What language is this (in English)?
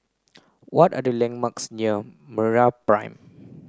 English